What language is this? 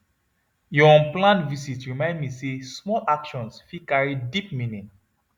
Nigerian Pidgin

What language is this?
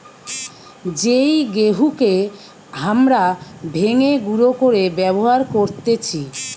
Bangla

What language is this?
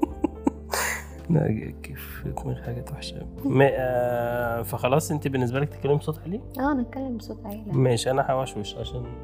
Arabic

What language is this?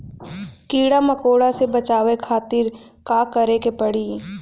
Bhojpuri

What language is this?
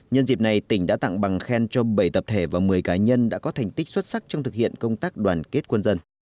Vietnamese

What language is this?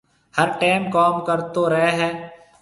Marwari (Pakistan)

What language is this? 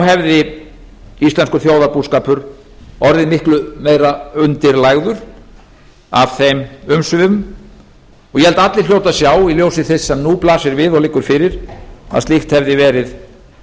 Icelandic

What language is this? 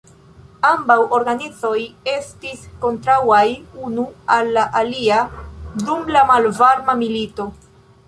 Esperanto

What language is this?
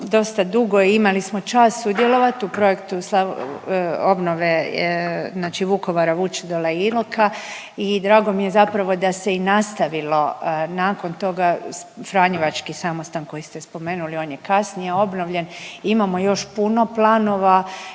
Croatian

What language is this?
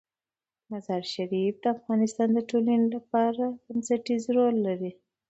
Pashto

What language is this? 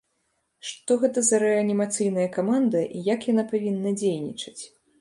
Belarusian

